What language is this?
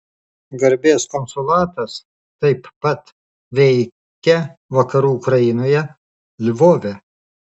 Lithuanian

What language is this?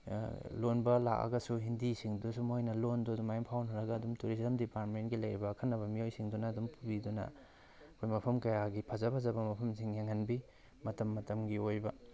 Manipuri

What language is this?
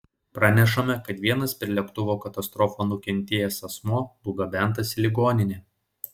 Lithuanian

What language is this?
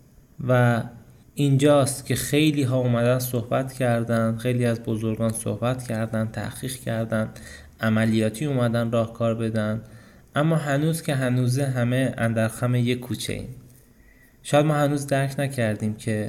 Persian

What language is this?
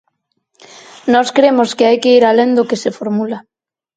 Galician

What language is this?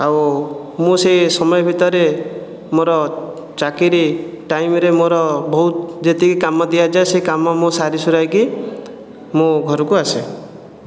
Odia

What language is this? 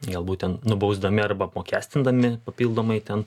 Lithuanian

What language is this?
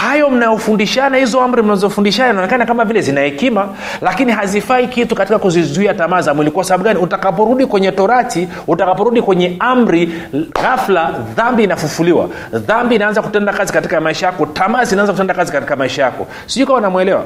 Swahili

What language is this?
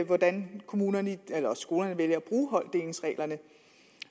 Danish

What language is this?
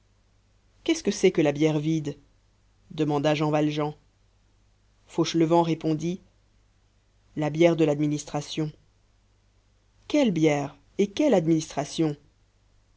French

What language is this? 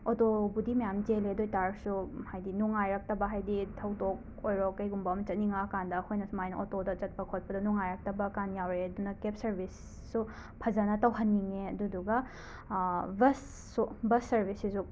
Manipuri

